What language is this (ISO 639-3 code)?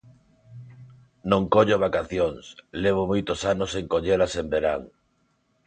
glg